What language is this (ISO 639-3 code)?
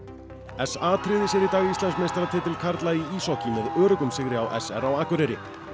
isl